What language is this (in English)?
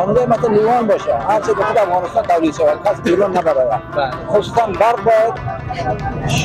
Persian